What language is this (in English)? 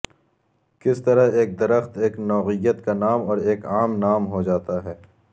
Urdu